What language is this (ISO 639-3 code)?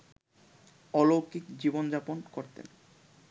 ben